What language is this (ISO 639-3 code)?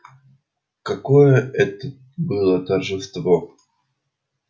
rus